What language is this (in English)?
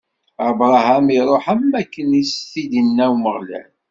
Kabyle